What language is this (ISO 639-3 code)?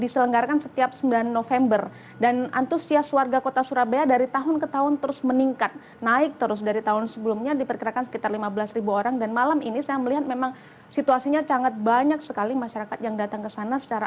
ind